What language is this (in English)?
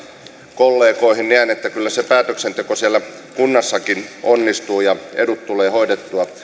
Finnish